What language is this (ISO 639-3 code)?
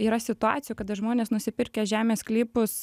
lit